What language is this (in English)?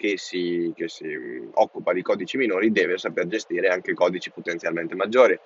Italian